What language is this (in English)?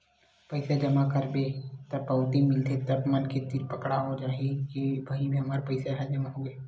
Chhattisgarhi